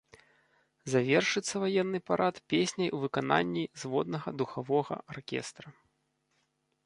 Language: Belarusian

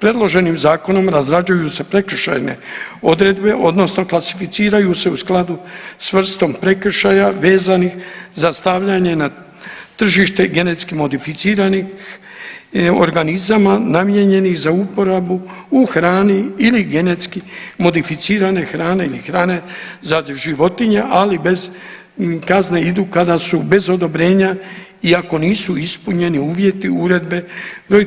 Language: Croatian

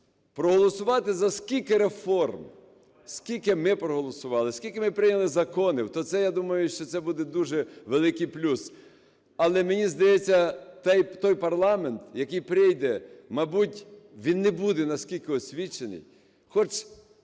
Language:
Ukrainian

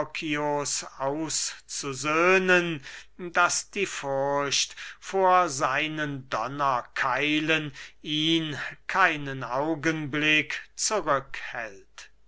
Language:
German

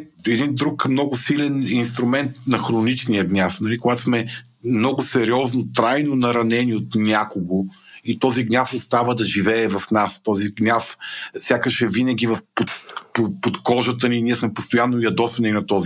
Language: Bulgarian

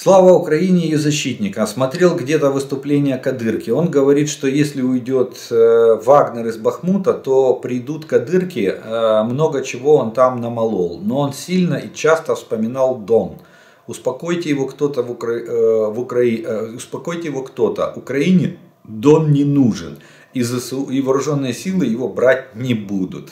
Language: Russian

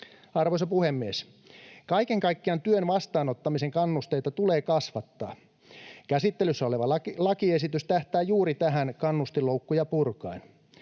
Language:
Finnish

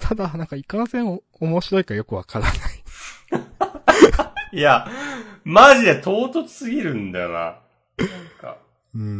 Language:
Japanese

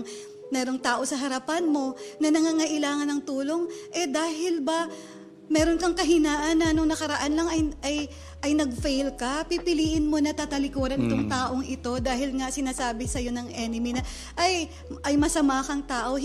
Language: Filipino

